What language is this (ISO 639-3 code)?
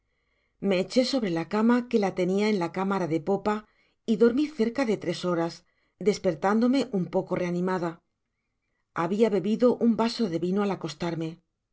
spa